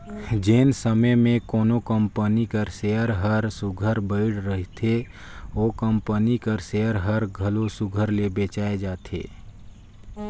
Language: Chhattisgarhi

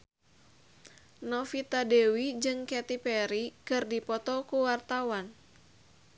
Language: Sundanese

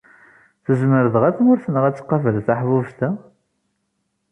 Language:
Kabyle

